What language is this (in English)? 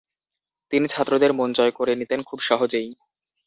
Bangla